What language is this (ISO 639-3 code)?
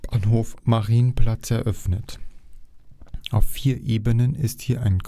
deu